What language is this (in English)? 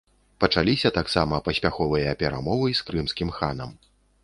Belarusian